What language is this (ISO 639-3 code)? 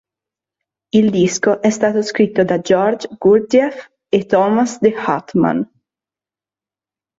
ita